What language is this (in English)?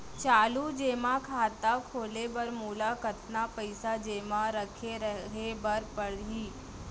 Chhattisgarhi